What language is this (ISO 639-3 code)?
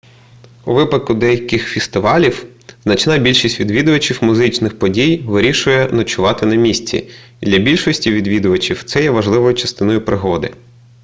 ukr